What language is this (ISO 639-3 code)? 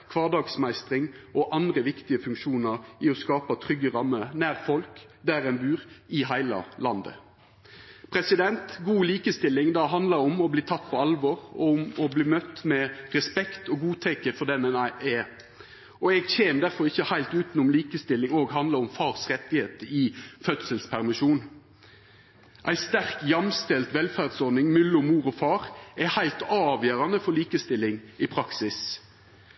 nno